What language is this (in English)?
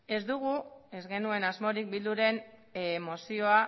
Basque